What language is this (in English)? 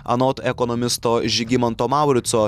Lithuanian